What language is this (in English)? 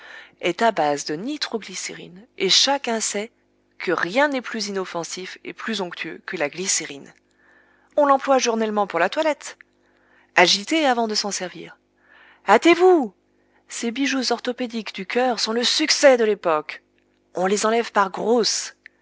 French